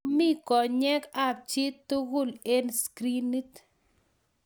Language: Kalenjin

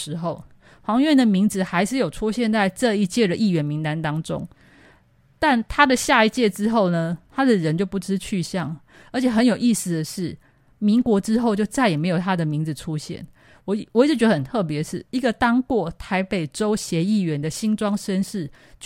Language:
Chinese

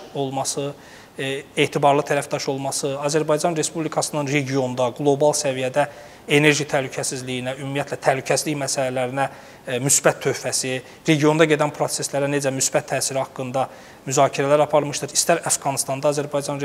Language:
Turkish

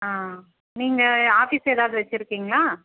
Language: Tamil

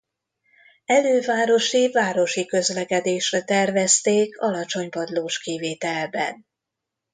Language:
Hungarian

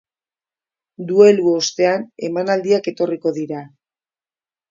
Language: Basque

